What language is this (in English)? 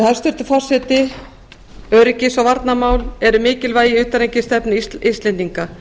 Icelandic